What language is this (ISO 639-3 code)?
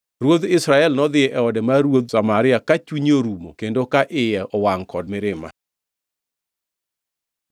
luo